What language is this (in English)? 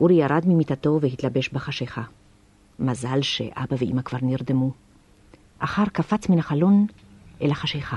Hebrew